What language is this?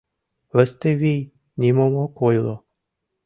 Mari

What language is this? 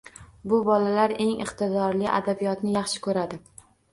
Uzbek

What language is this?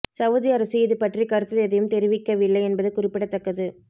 Tamil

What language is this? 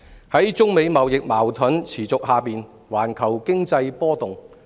Cantonese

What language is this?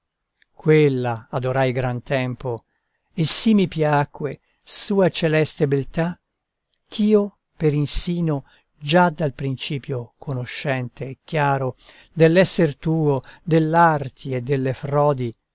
Italian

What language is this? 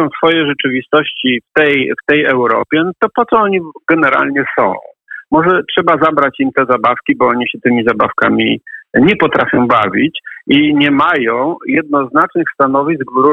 Polish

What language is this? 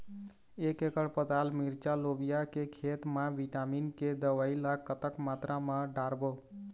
Chhattisgarhi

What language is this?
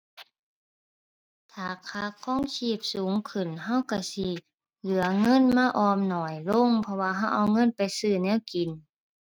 Thai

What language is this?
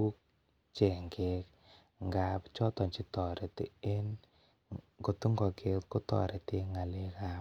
Kalenjin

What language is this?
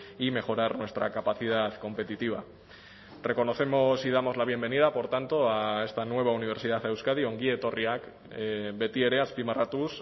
Spanish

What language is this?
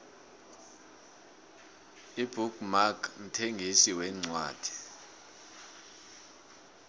South Ndebele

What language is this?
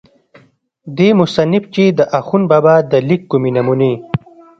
Pashto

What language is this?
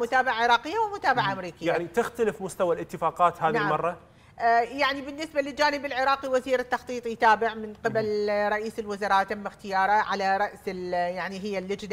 Arabic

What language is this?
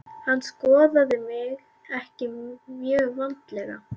Icelandic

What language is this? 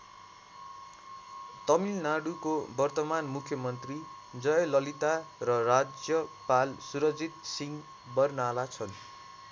Nepali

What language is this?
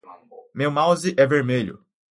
Portuguese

